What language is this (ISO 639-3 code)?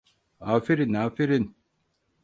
tur